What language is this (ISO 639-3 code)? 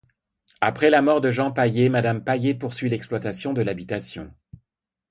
fra